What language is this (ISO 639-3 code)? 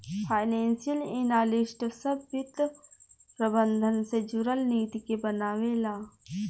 bho